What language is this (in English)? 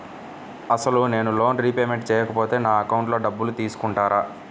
Telugu